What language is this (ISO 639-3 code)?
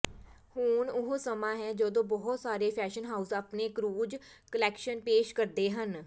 pan